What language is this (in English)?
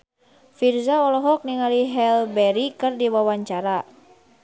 Sundanese